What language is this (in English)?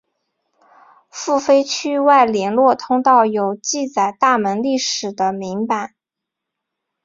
Chinese